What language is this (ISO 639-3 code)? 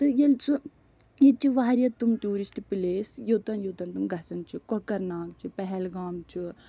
kas